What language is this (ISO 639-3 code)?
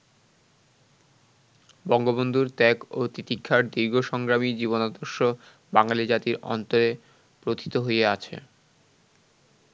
ben